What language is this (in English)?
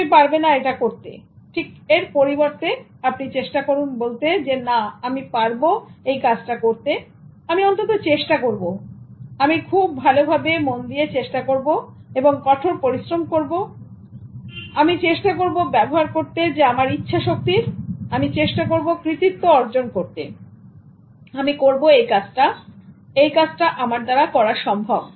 Bangla